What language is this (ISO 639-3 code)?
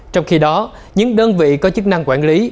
vie